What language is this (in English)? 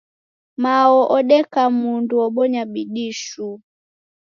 Taita